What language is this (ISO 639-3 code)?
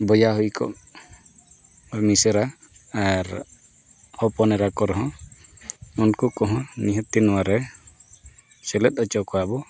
sat